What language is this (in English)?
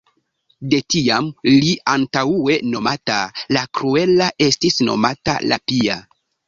Esperanto